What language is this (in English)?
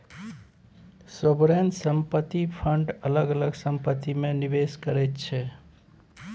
Maithili